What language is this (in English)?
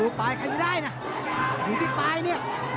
Thai